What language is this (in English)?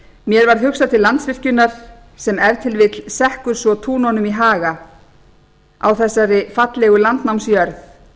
Icelandic